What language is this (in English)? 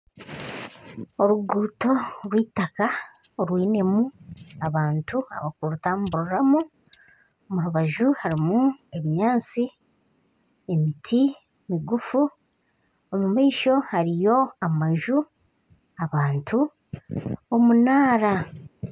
Nyankole